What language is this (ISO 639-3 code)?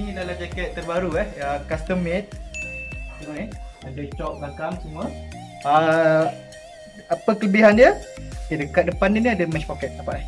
msa